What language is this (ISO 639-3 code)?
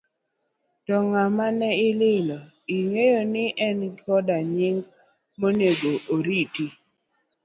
luo